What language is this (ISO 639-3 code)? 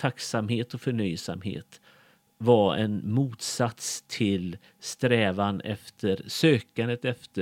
swe